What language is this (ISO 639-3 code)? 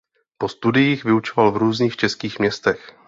ces